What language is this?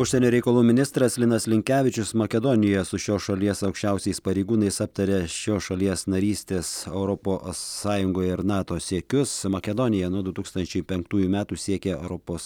Lithuanian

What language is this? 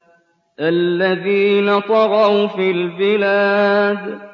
Arabic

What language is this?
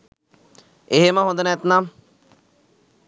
Sinhala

